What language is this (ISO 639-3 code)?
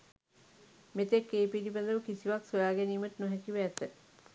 sin